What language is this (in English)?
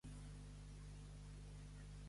Catalan